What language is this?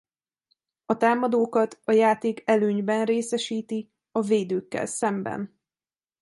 Hungarian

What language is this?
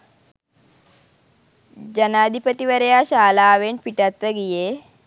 Sinhala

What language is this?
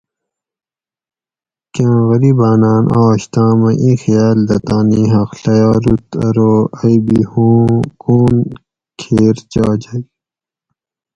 Gawri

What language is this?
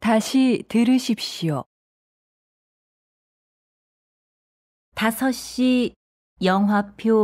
Korean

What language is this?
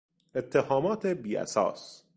Persian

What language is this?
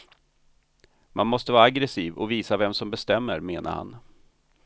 Swedish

